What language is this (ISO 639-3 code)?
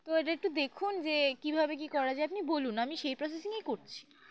ben